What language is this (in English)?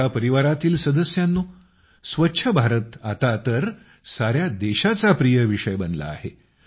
Marathi